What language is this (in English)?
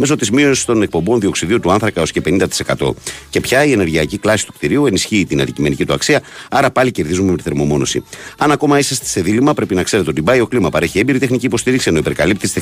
Greek